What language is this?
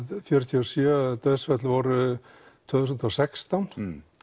Icelandic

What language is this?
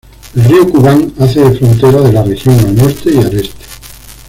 Spanish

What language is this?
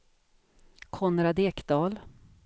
Swedish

